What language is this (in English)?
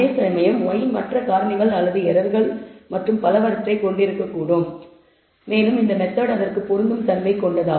Tamil